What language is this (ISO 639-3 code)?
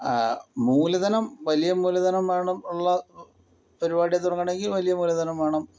mal